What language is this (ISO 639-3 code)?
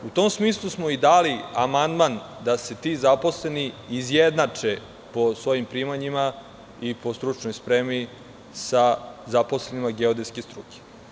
srp